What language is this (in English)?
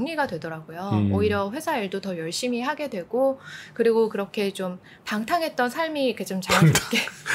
Korean